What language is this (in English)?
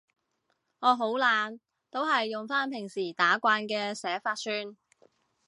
Cantonese